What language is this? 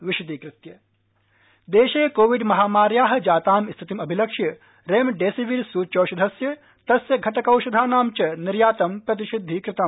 Sanskrit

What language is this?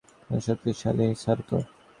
Bangla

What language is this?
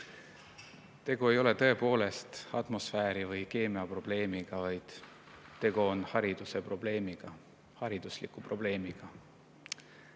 Estonian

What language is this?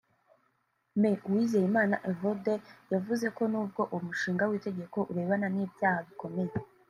Kinyarwanda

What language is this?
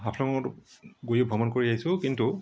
Assamese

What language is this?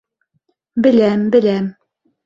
Bashkir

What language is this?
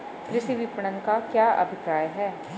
Hindi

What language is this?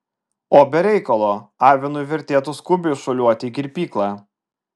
Lithuanian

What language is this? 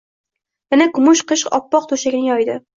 Uzbek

